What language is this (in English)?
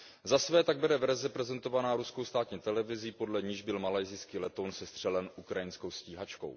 Czech